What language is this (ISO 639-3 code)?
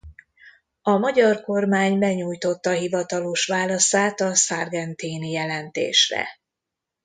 hun